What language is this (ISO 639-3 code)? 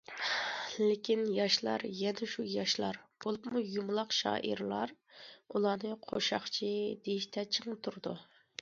uig